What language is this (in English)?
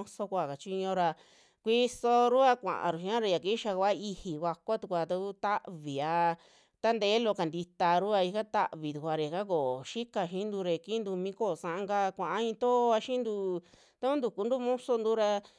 Western Juxtlahuaca Mixtec